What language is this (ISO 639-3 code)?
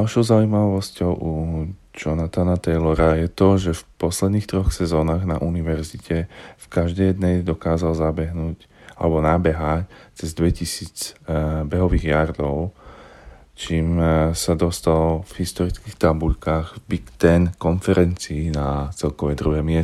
slk